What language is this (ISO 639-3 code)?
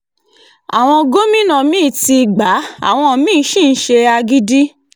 yor